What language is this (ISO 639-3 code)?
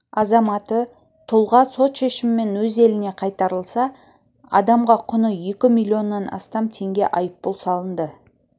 kaz